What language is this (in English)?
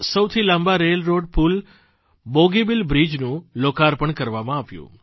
Gujarati